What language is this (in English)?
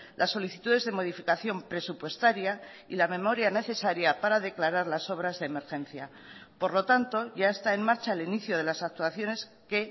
Spanish